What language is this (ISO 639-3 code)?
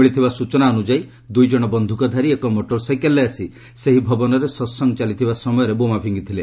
ori